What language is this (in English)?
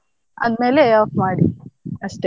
Kannada